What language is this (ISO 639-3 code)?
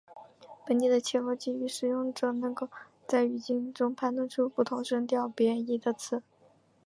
zho